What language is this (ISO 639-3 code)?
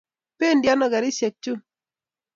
kln